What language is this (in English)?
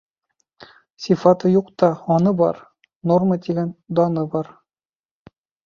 Bashkir